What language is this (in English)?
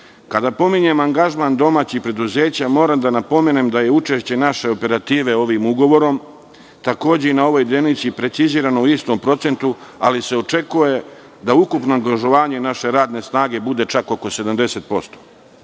Serbian